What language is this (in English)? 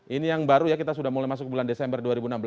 Indonesian